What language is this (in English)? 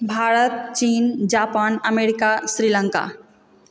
Maithili